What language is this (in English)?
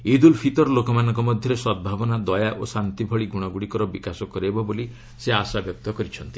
Odia